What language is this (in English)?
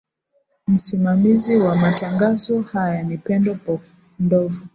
Swahili